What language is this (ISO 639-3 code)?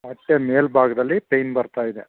kan